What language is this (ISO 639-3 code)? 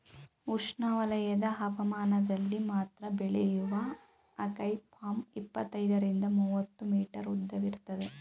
kan